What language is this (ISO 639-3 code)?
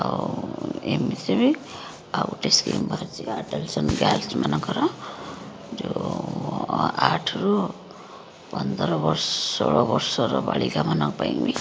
ori